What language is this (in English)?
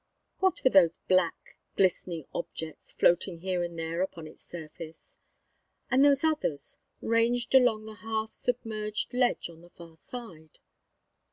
English